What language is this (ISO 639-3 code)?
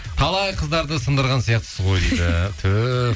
kaz